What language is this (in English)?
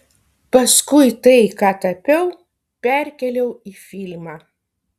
Lithuanian